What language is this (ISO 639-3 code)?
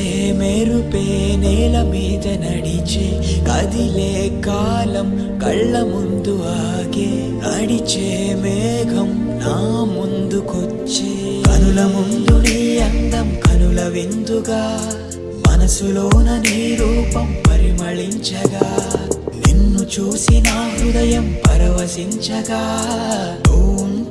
tel